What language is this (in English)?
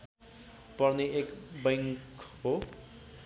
Nepali